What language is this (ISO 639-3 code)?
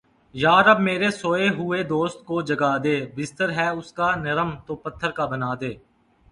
urd